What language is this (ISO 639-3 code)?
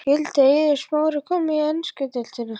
isl